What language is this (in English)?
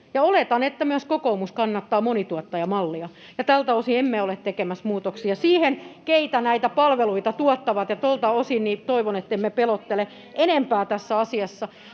Finnish